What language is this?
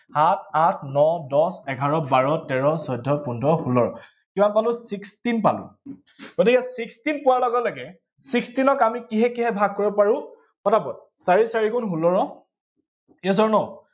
Assamese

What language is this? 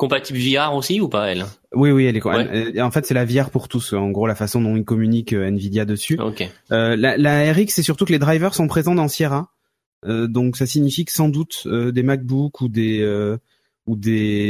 French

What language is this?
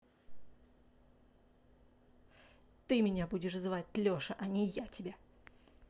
Russian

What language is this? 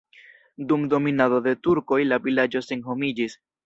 Esperanto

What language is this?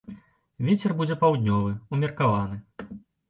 Belarusian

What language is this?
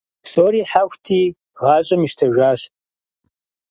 Kabardian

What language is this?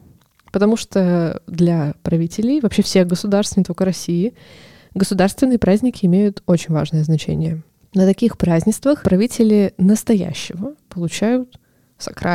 Russian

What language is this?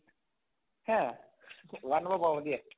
Assamese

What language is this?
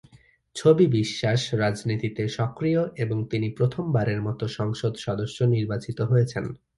Bangla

